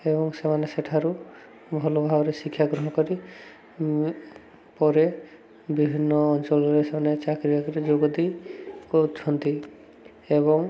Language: Odia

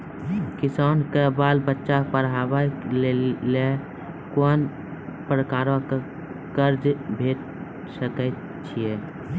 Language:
Maithili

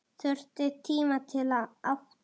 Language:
Icelandic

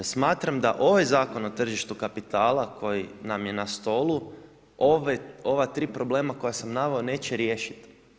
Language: Croatian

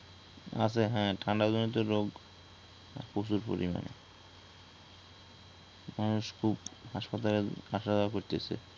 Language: Bangla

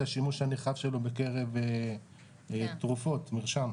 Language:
Hebrew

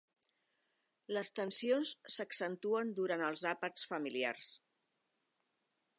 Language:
Catalan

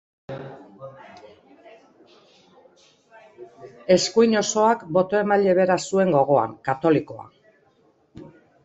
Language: Basque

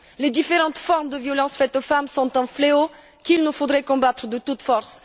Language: French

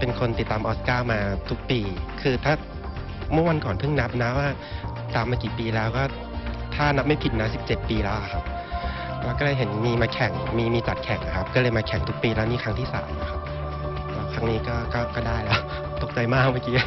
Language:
Thai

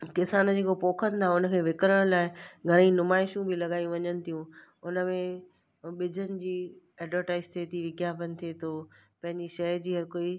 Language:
Sindhi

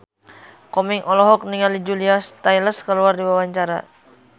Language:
Sundanese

